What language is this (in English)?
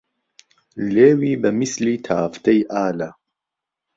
Central Kurdish